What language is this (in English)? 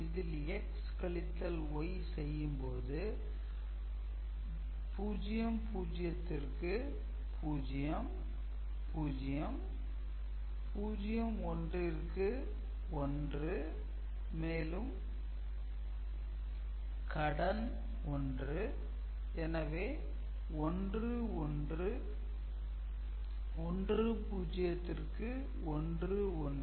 Tamil